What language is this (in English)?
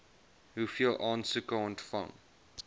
Afrikaans